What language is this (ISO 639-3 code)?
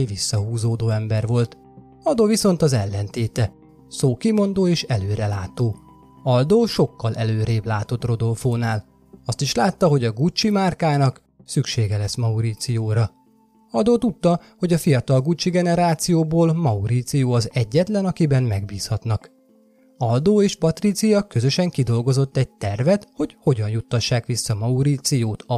hun